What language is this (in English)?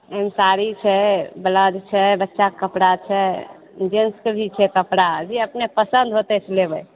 Maithili